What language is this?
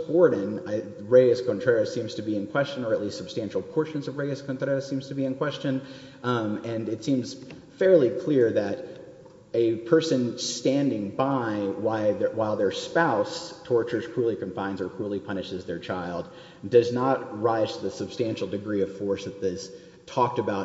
English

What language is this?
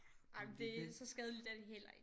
Danish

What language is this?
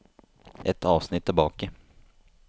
Norwegian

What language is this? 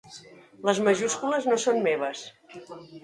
Catalan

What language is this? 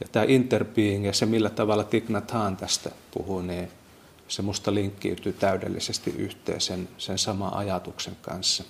Finnish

